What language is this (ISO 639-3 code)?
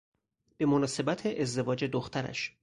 fas